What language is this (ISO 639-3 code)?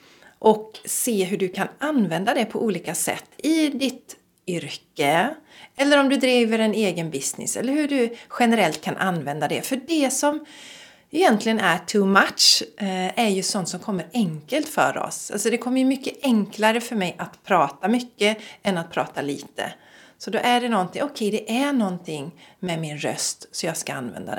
swe